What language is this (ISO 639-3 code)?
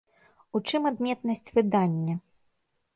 bel